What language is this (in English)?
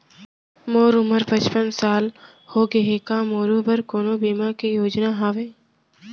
Chhattisgarhi